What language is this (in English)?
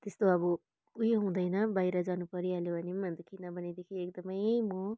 Nepali